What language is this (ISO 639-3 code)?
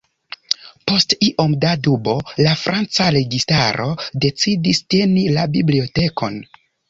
epo